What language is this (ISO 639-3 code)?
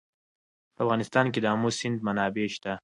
pus